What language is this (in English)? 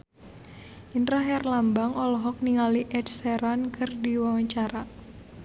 Sundanese